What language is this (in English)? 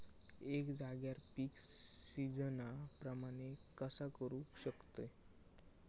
Marathi